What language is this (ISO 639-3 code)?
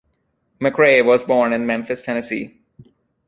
eng